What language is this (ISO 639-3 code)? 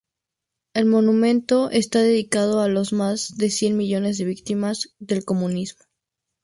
spa